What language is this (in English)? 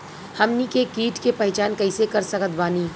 Bhojpuri